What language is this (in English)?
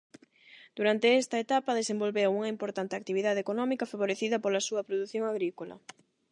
Galician